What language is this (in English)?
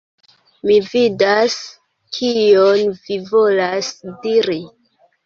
Esperanto